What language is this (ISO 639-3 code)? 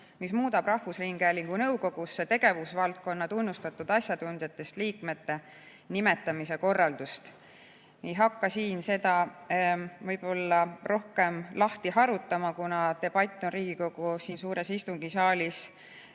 est